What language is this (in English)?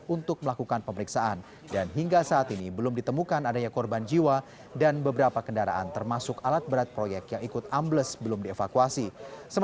Indonesian